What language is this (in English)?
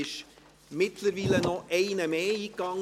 Swiss German